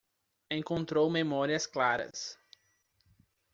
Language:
Portuguese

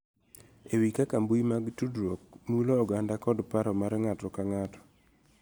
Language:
Luo (Kenya and Tanzania)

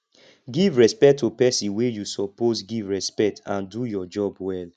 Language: Nigerian Pidgin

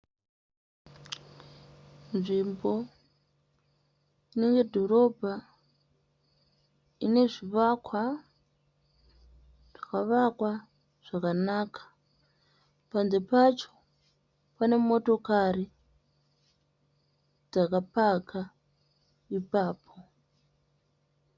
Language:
Shona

